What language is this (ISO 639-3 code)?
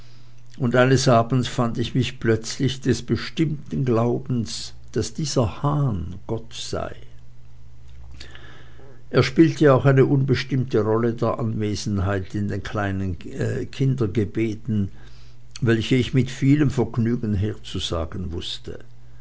deu